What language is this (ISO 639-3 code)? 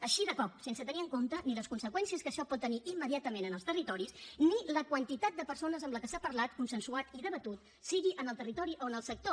cat